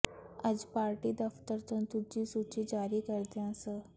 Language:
Punjabi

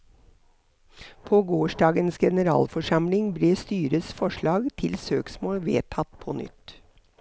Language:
Norwegian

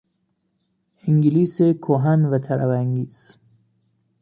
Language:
Persian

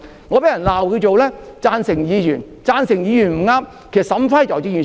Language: Cantonese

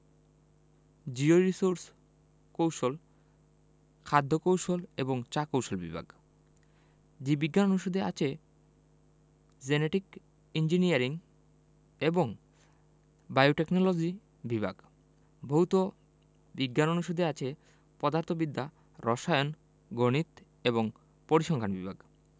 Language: Bangla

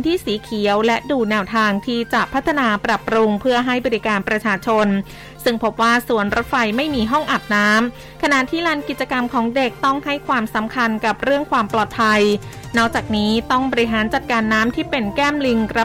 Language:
Thai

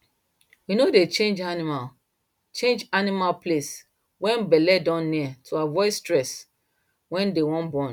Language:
Nigerian Pidgin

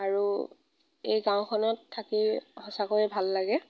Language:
Assamese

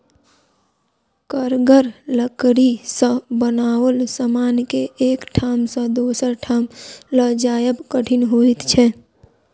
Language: Maithili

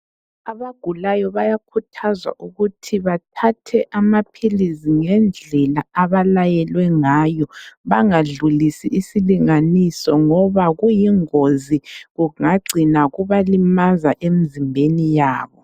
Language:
North Ndebele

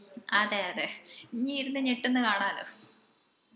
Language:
Malayalam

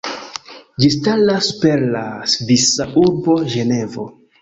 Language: Esperanto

